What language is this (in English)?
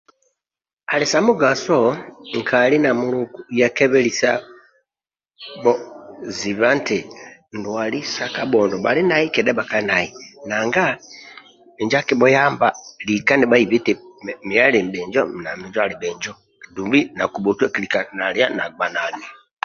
Amba (Uganda)